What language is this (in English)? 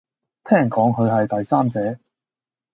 Cantonese